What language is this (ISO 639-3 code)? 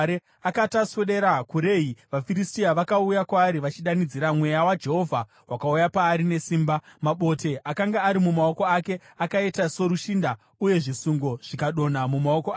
sna